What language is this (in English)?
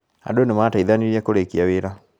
Kikuyu